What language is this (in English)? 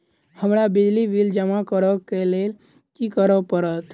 Maithili